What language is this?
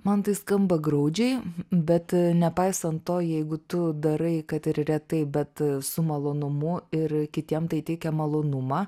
Lithuanian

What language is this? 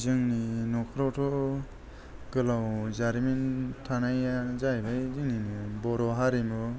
Bodo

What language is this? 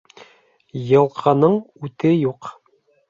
Bashkir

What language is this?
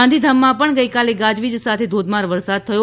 Gujarati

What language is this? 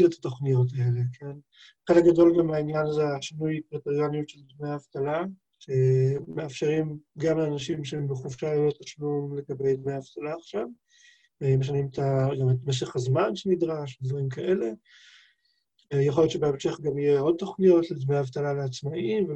Hebrew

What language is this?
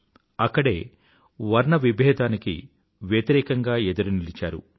Telugu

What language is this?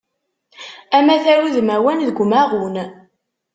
Kabyle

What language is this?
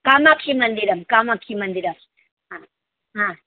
Sanskrit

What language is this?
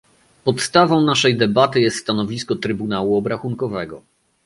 Polish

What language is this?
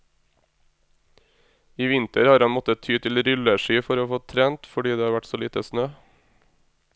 Norwegian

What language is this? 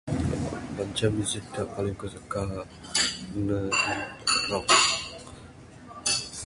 Bukar-Sadung Bidayuh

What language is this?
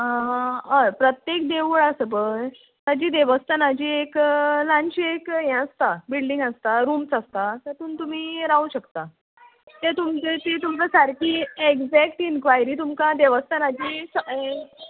Konkani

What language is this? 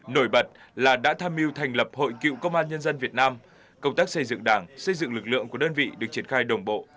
Vietnamese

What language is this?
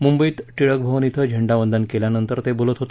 Marathi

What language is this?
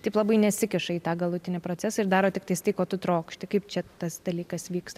Lithuanian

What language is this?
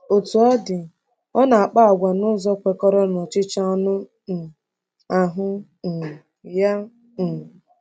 Igbo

